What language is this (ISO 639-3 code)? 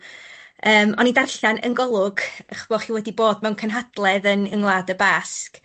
cym